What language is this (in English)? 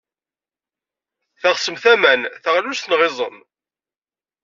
Kabyle